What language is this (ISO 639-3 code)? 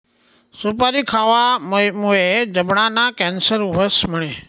mar